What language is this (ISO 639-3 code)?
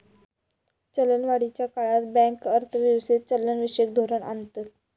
mar